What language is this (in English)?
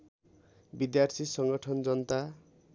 Nepali